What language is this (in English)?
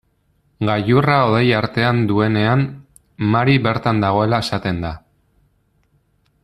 Basque